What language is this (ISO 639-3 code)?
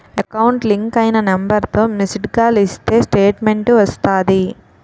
tel